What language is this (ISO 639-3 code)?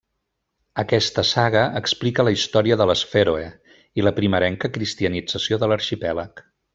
cat